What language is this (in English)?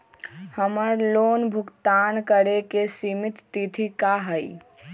Magahi